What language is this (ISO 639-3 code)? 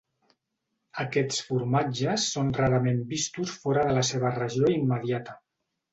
cat